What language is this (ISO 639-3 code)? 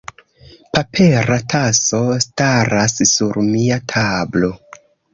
epo